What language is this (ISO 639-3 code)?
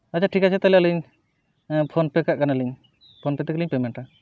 sat